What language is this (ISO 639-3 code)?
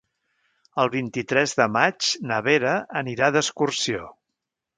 cat